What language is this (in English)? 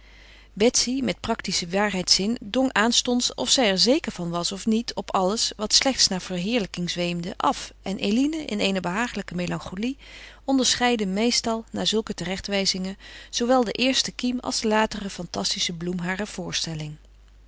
Dutch